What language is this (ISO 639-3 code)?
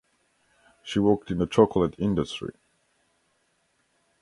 eng